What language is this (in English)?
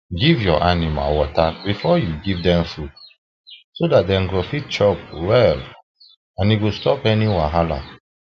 Nigerian Pidgin